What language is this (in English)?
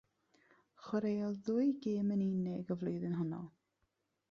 Welsh